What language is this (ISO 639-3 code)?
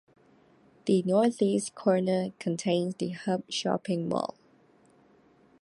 eng